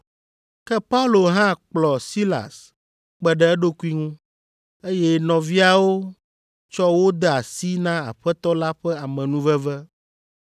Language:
Ewe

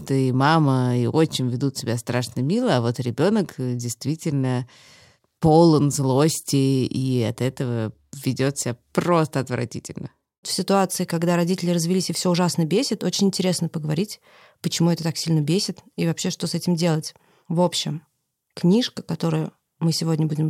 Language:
Russian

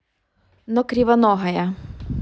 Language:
Russian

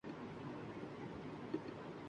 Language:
Urdu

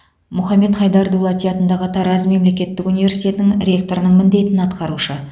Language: Kazakh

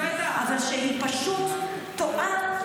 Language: Hebrew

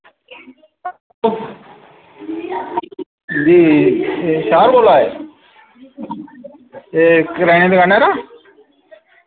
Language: Dogri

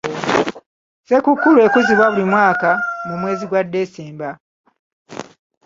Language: Ganda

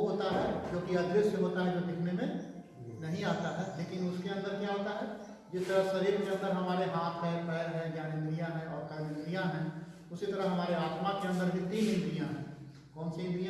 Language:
Hindi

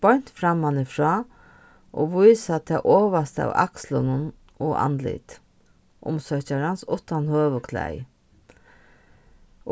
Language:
Faroese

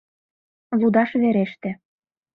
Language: Mari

